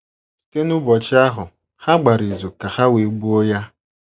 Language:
Igbo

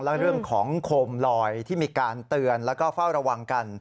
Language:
Thai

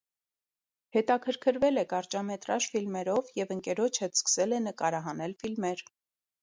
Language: Armenian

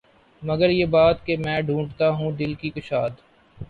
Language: Urdu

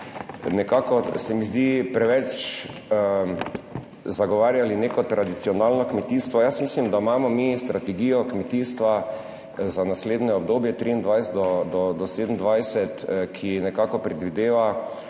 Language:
Slovenian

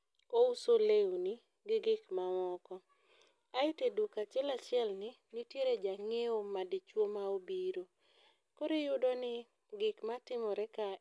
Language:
Luo (Kenya and Tanzania)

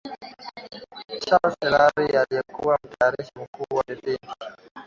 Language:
Swahili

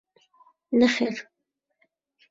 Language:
Central Kurdish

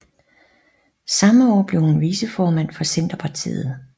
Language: Danish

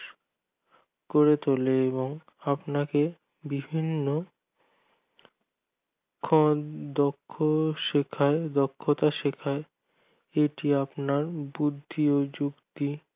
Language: Bangla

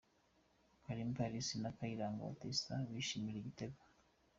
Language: Kinyarwanda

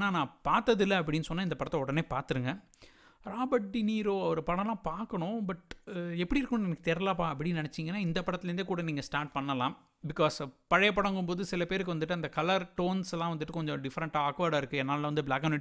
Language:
Tamil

